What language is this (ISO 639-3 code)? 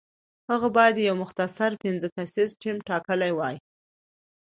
pus